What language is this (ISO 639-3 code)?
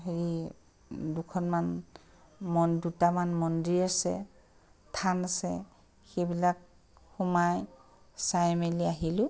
asm